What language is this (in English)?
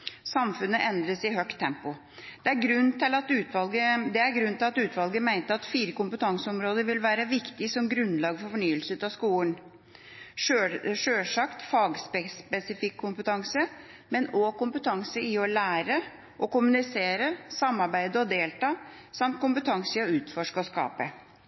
Norwegian Bokmål